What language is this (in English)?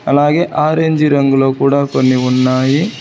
Telugu